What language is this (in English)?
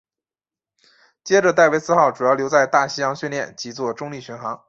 Chinese